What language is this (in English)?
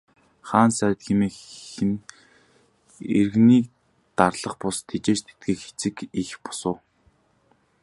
Mongolian